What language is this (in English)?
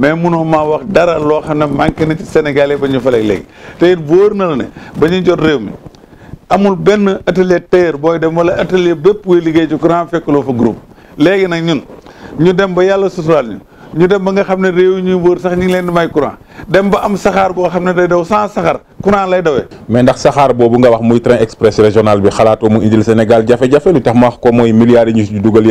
Dutch